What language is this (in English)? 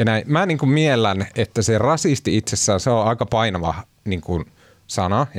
Finnish